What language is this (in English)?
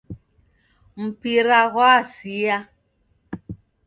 Taita